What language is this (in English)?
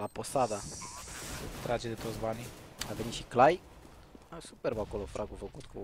Romanian